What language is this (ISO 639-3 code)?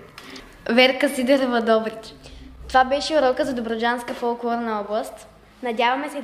bul